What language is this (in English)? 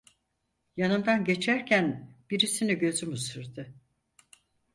Turkish